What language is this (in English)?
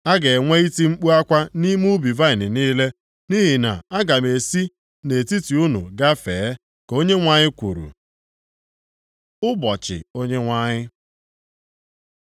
Igbo